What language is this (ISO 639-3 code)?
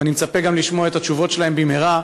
heb